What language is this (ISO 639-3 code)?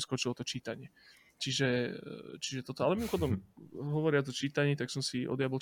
slk